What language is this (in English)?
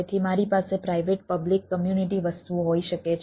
Gujarati